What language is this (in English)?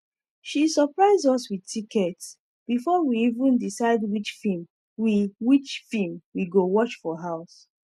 Nigerian Pidgin